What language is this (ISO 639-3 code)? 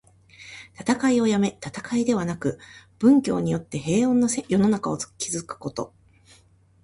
jpn